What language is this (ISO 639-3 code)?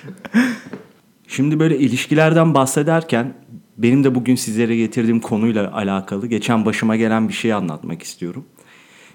tur